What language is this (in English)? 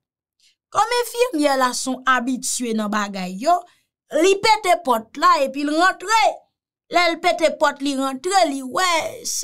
French